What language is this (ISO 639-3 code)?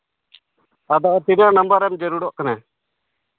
sat